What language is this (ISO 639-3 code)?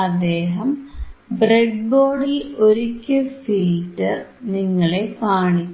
mal